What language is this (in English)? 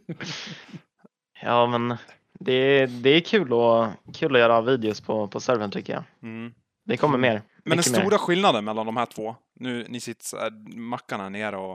Swedish